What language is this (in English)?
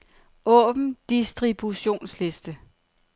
Danish